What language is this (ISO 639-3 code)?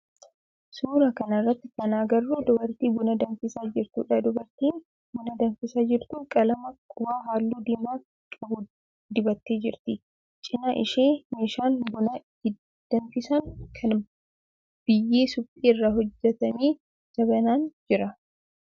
orm